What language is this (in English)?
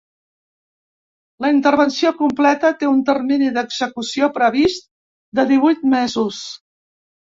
Catalan